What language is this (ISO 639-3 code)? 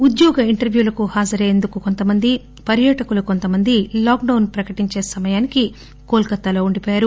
tel